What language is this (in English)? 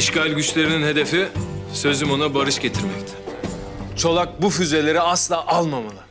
Turkish